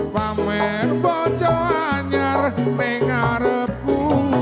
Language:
Indonesian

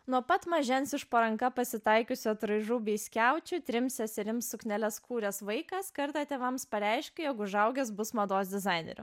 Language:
Lithuanian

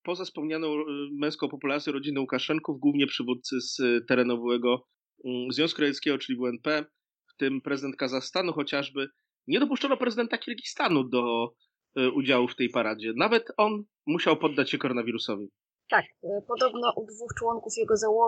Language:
Polish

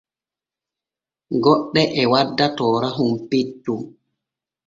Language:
Borgu Fulfulde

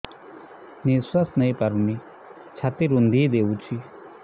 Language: Odia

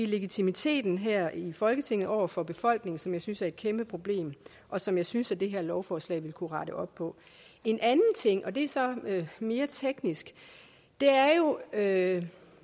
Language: Danish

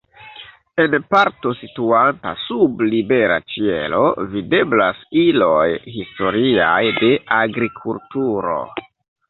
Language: Esperanto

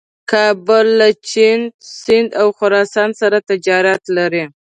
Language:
Pashto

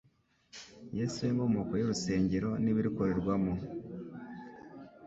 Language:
Kinyarwanda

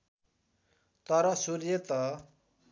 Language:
Nepali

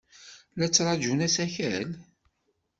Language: Kabyle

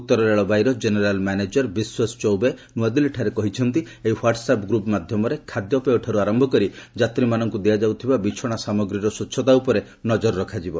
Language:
Odia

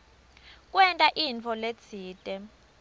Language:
Swati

